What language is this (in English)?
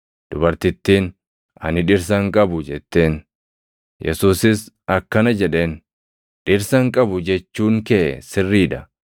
Oromo